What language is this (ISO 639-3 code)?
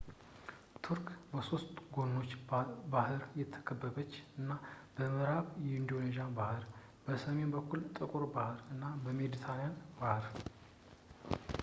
amh